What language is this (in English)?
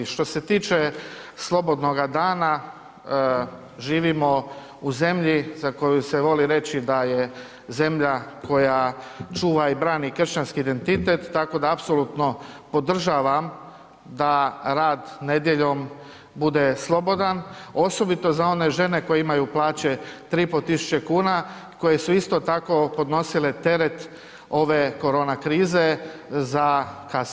Croatian